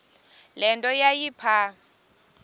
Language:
Xhosa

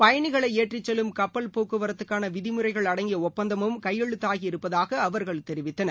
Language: Tamil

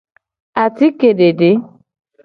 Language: Gen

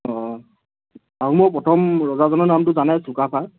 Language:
Assamese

